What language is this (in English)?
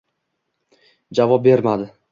Uzbek